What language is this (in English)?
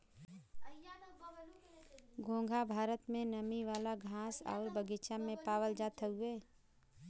Bhojpuri